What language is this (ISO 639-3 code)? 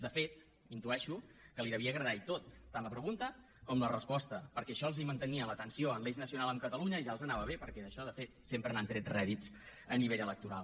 cat